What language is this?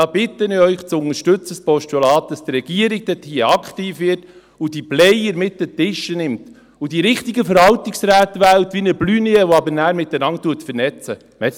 Swiss German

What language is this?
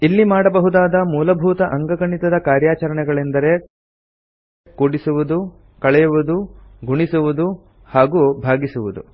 Kannada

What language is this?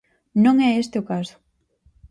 Galician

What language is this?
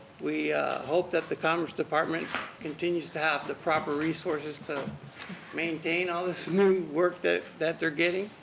English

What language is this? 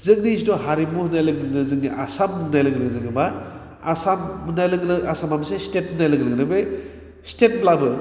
Bodo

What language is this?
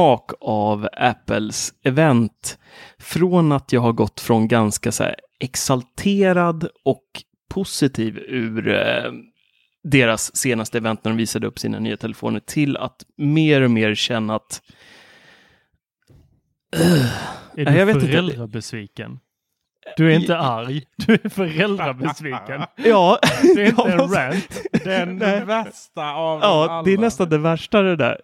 Swedish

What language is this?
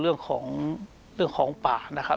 Thai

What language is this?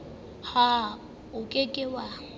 Southern Sotho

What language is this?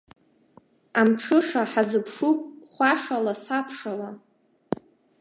Abkhazian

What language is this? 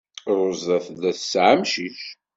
Kabyle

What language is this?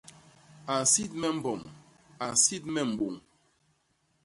Basaa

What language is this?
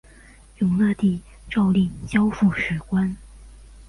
Chinese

